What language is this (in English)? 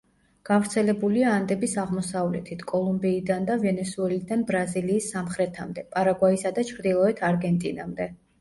Georgian